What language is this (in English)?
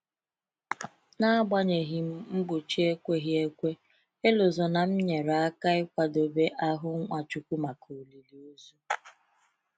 Igbo